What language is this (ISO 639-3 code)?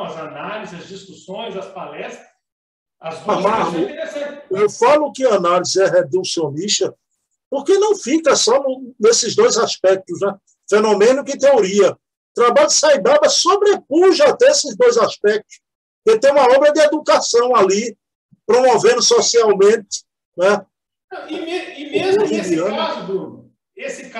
por